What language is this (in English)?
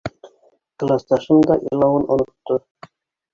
Bashkir